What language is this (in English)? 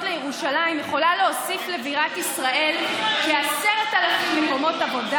Hebrew